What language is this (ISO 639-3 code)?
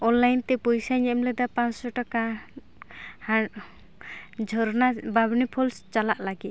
sat